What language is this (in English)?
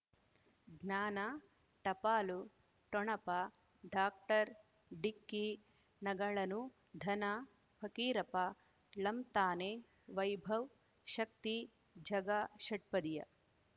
Kannada